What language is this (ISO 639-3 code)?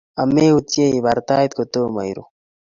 kln